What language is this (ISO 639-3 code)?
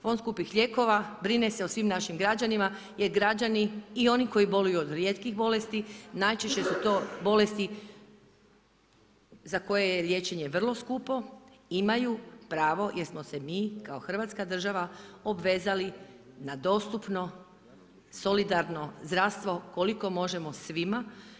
hrv